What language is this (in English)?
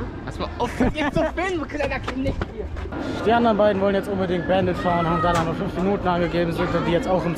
German